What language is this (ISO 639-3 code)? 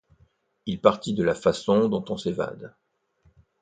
fra